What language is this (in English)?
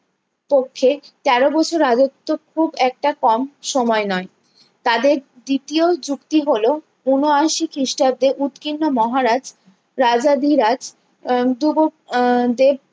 Bangla